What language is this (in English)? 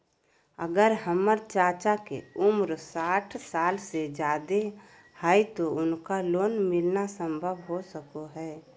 Magahi